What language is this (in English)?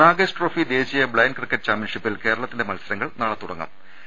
Malayalam